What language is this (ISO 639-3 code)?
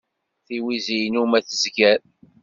kab